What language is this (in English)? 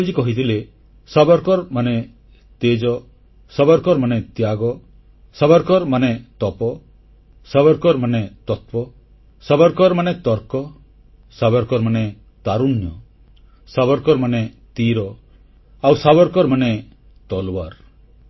Odia